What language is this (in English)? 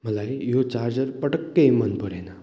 Nepali